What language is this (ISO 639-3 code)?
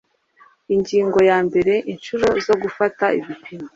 kin